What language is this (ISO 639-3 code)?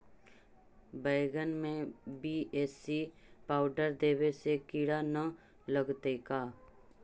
mag